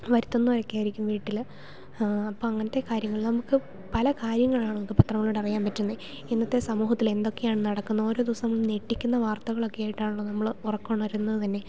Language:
Malayalam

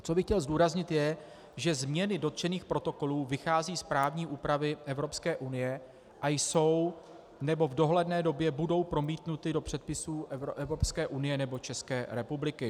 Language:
Czech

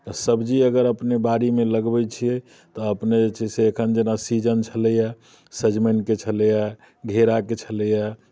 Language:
Maithili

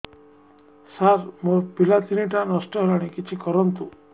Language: Odia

